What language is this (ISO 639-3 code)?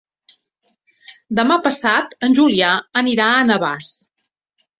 cat